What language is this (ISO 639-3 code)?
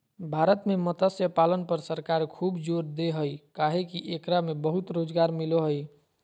mag